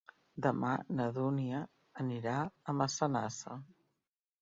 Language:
Catalan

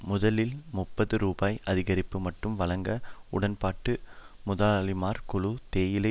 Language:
Tamil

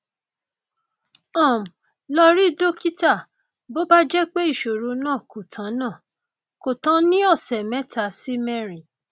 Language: Yoruba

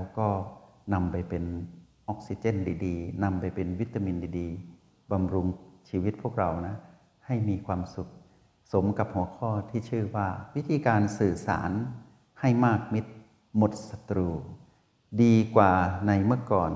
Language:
Thai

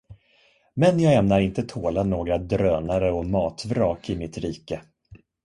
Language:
Swedish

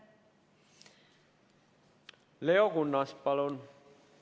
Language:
Estonian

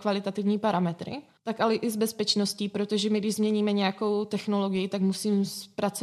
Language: Czech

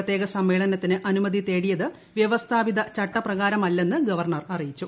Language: Malayalam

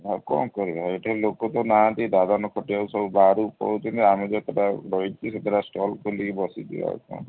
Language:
Odia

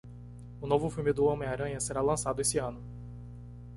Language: Portuguese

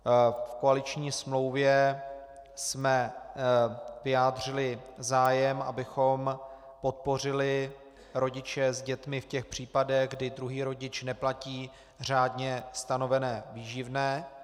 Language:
Czech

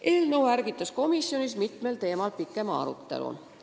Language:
Estonian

